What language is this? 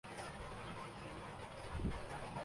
Urdu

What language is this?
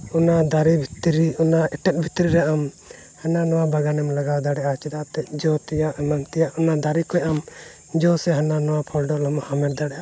Santali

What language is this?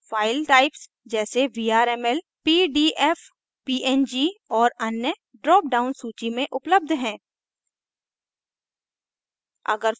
Hindi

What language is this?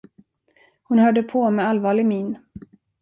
Swedish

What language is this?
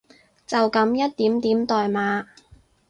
Cantonese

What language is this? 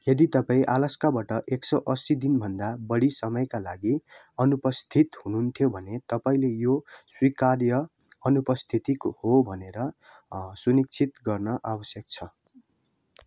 Nepali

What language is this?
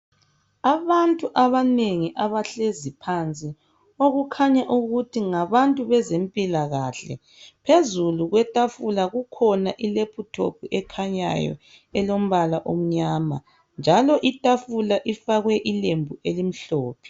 North Ndebele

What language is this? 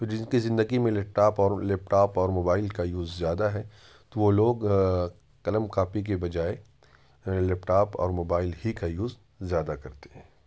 Urdu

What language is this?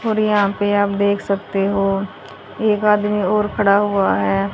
Hindi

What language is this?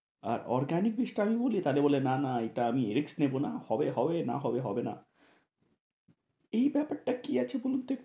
Bangla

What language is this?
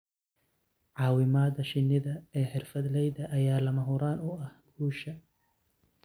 Somali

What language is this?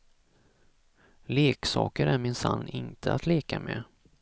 Swedish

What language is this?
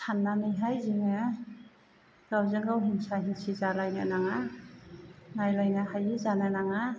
Bodo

